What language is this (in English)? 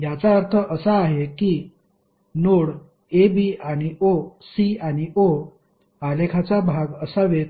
Marathi